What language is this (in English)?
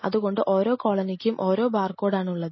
Malayalam